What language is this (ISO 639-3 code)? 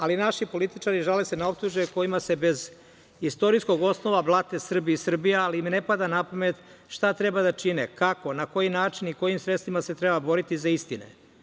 srp